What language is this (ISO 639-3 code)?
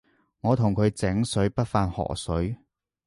yue